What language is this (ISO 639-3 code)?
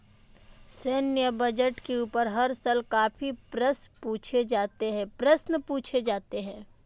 hin